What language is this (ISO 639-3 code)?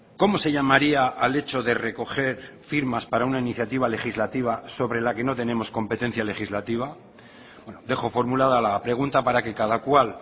spa